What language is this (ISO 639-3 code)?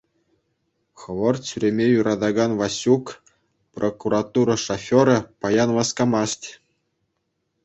chv